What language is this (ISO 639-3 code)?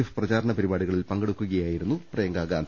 mal